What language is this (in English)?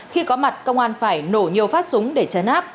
Vietnamese